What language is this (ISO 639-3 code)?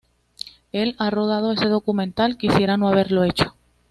spa